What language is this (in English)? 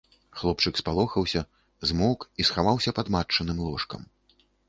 Belarusian